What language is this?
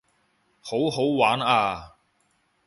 Cantonese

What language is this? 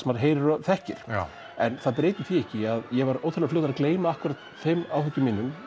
Icelandic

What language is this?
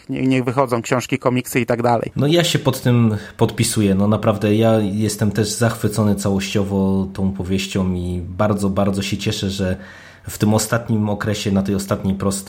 Polish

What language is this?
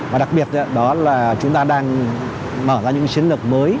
Vietnamese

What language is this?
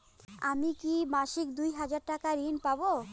Bangla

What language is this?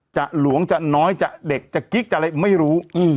Thai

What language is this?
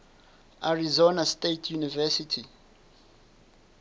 Southern Sotho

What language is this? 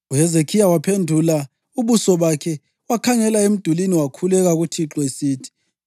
North Ndebele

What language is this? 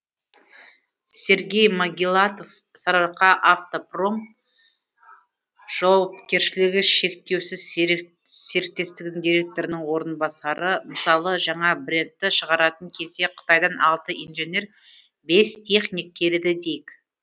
Kazakh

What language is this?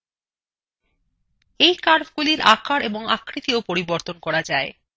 Bangla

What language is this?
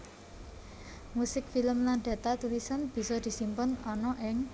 Javanese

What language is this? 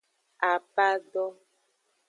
Aja (Benin)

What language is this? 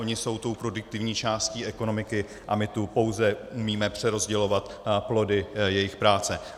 Czech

